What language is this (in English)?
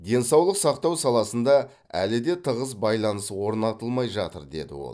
Kazakh